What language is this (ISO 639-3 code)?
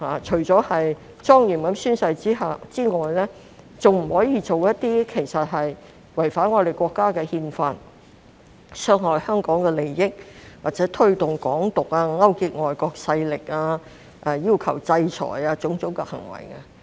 yue